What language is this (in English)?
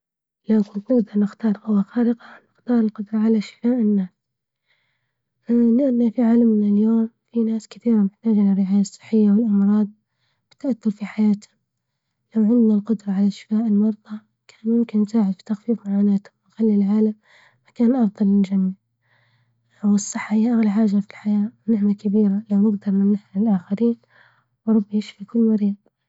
Libyan Arabic